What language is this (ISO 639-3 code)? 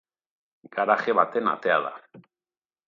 eus